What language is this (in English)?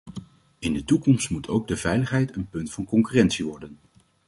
Dutch